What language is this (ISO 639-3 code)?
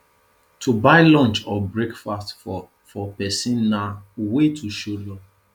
pcm